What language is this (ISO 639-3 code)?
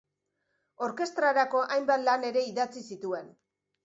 eus